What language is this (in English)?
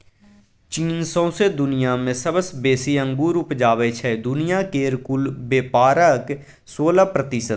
Maithili